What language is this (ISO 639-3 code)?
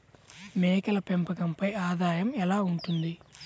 tel